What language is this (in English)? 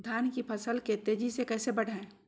Magahi